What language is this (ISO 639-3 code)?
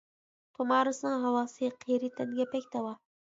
uig